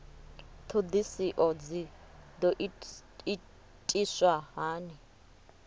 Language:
Venda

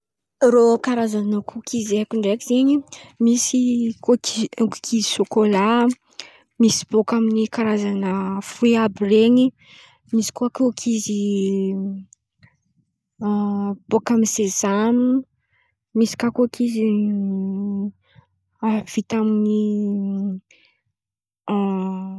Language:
Antankarana Malagasy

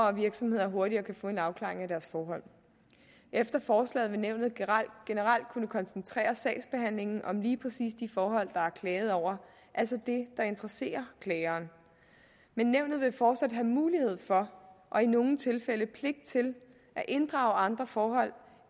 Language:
Danish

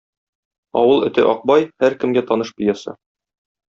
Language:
Tatar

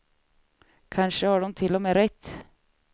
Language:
Swedish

